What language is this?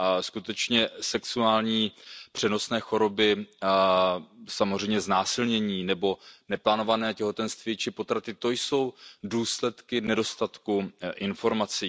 Czech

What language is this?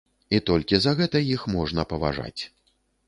Belarusian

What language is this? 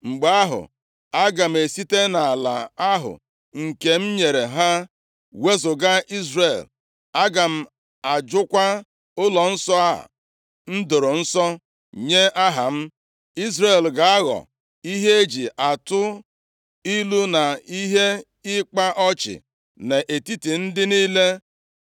Igbo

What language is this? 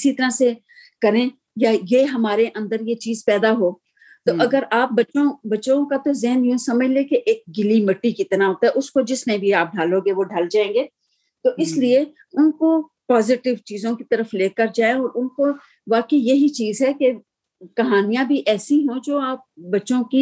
Urdu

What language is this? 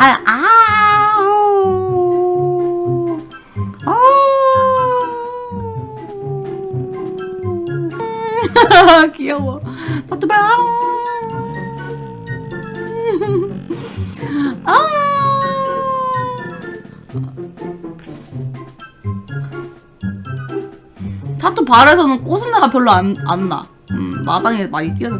Korean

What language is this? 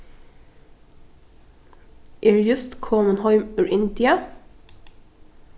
Faroese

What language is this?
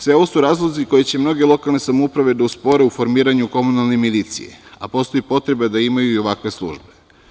Serbian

